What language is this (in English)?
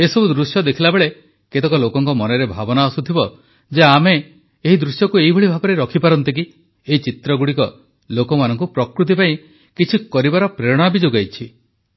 Odia